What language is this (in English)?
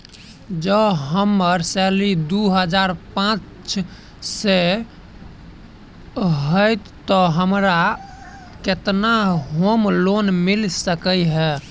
Maithili